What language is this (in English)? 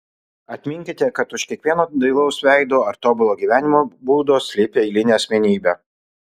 Lithuanian